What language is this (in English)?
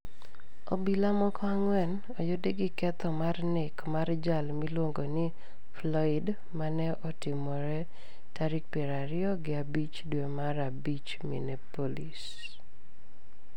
Luo (Kenya and Tanzania)